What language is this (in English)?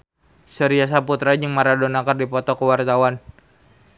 Sundanese